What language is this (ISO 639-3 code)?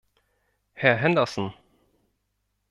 deu